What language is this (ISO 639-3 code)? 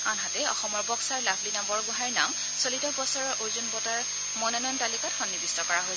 asm